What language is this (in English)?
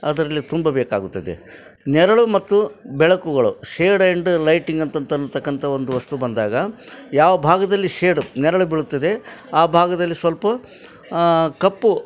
Kannada